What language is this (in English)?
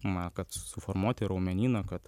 Lithuanian